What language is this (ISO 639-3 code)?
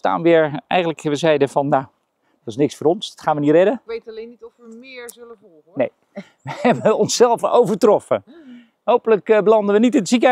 nld